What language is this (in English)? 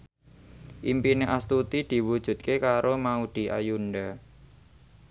Javanese